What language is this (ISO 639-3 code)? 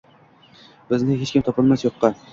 uzb